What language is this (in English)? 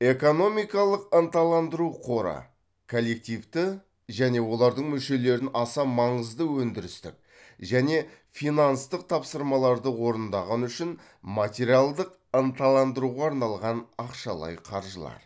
Kazakh